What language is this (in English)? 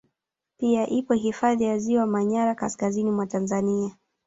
Swahili